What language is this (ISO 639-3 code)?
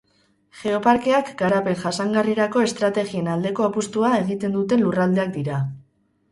eus